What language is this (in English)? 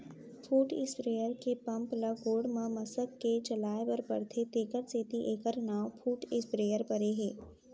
Chhattisgarhi